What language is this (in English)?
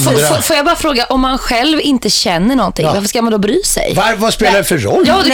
Swedish